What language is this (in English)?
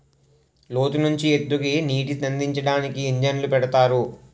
Telugu